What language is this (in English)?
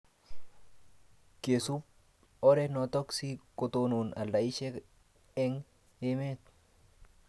Kalenjin